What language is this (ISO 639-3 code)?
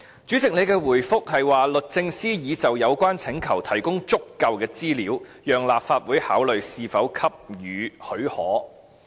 yue